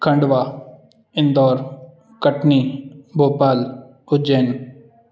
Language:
Sindhi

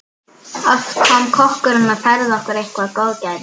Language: Icelandic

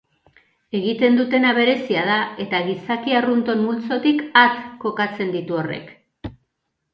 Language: Basque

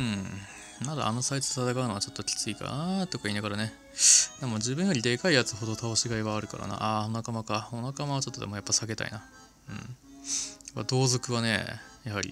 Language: Japanese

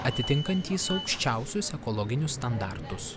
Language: Lithuanian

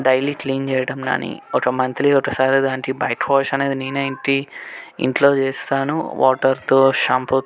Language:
Telugu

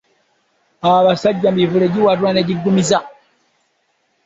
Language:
Ganda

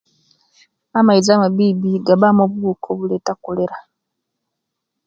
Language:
Kenyi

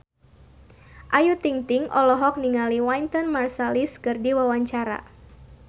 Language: Sundanese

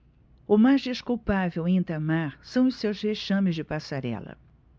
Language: Portuguese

